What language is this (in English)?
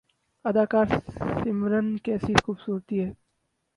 Urdu